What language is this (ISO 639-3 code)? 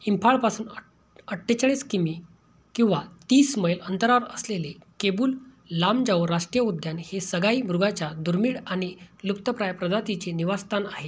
mar